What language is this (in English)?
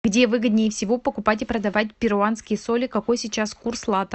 Russian